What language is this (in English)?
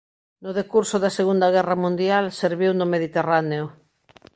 Galician